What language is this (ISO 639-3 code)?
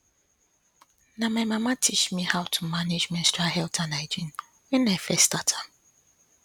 pcm